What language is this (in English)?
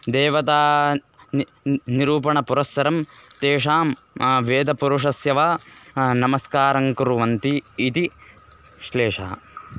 Sanskrit